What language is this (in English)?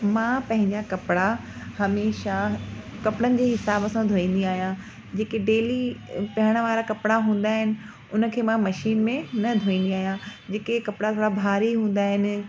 Sindhi